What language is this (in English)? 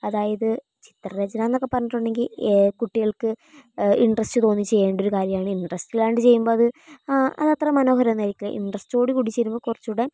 Malayalam